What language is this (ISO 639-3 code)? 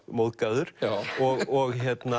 isl